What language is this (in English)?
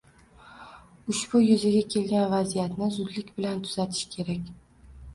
Uzbek